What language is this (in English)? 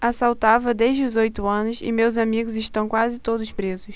Portuguese